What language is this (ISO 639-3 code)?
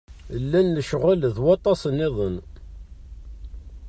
kab